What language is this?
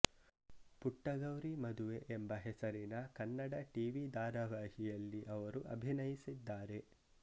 Kannada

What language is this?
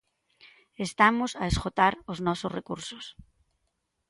Galician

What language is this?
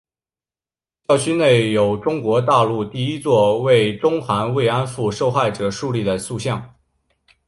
Chinese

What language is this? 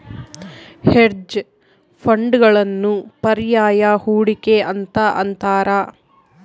Kannada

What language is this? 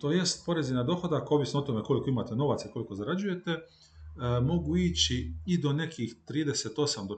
Croatian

